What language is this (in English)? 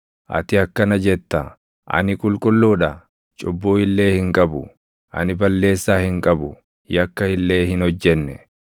Oromo